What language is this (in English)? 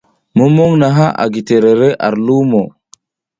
South Giziga